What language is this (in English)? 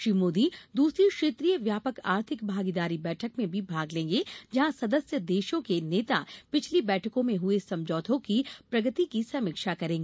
Hindi